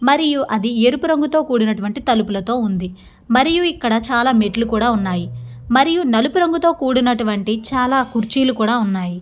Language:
Telugu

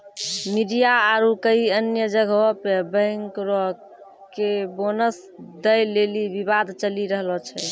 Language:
Maithili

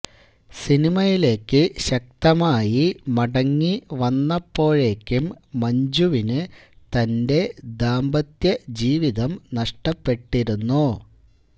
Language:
Malayalam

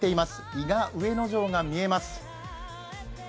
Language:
Japanese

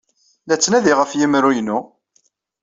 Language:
Kabyle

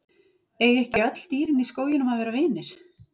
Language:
Icelandic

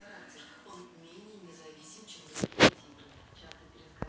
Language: Russian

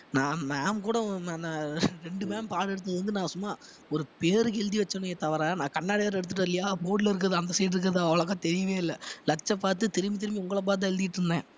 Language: Tamil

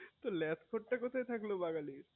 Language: Bangla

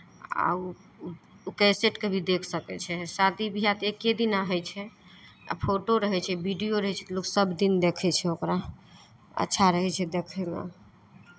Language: Maithili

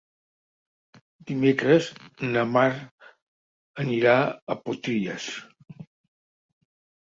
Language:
Catalan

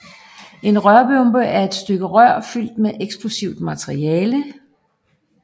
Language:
Danish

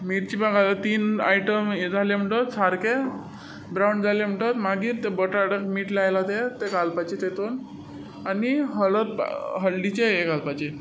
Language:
Konkani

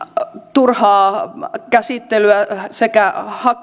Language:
Finnish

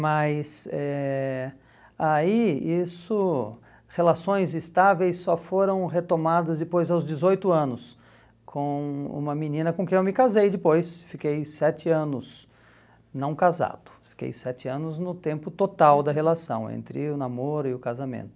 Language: Portuguese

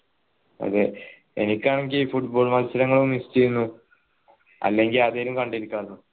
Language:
Malayalam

